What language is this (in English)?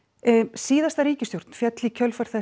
Icelandic